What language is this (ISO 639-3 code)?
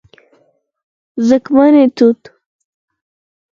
pus